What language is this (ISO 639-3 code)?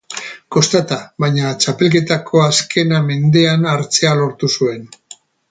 eus